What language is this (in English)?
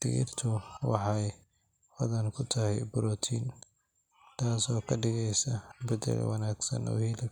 Somali